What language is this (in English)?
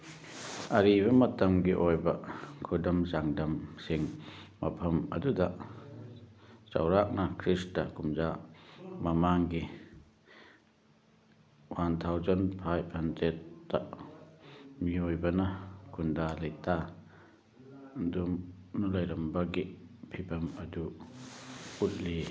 Manipuri